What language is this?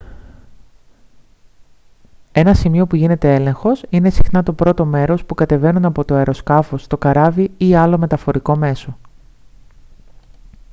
Greek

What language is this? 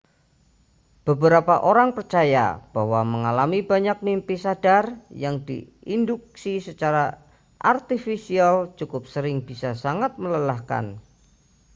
Indonesian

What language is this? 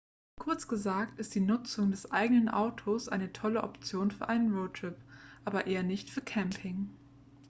German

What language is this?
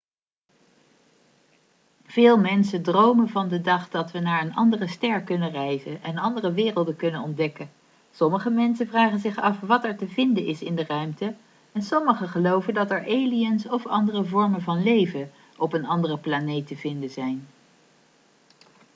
Dutch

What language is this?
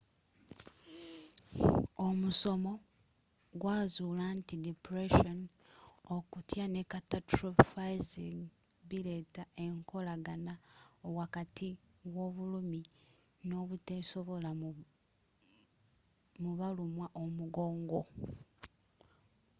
Ganda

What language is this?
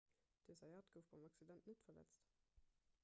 Luxembourgish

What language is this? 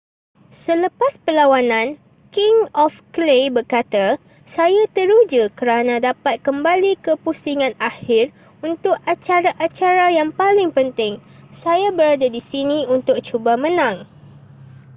Malay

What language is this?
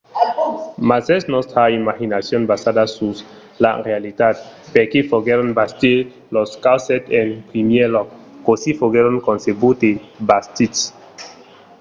Occitan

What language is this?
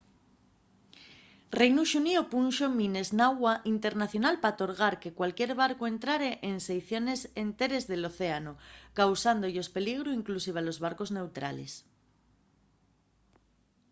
Asturian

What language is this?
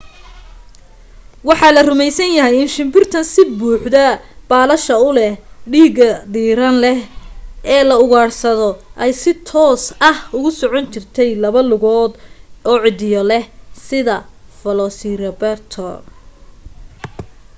Somali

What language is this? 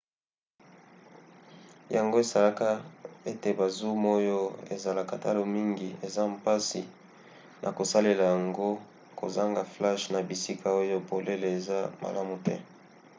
Lingala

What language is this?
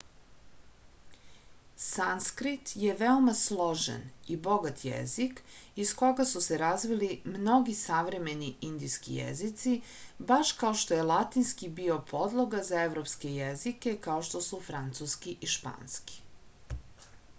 Serbian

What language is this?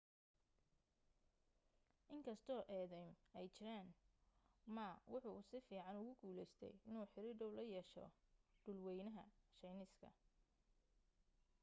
Somali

